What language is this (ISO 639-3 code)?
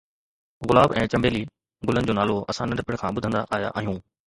snd